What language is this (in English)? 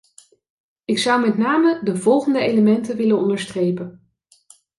Dutch